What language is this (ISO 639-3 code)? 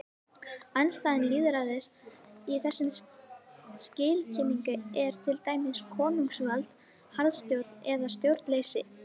isl